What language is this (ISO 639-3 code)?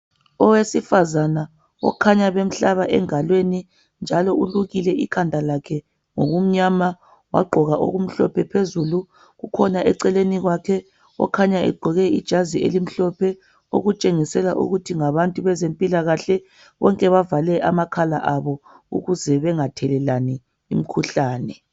nde